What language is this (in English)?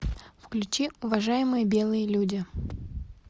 Russian